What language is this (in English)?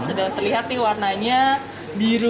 Indonesian